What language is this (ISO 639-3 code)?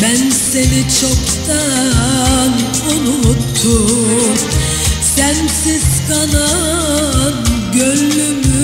tur